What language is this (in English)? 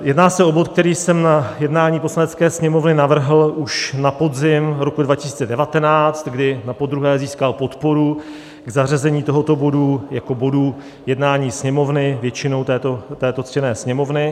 Czech